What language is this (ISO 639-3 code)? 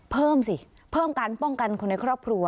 tha